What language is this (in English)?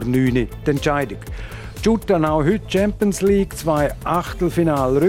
German